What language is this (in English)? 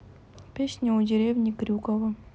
Russian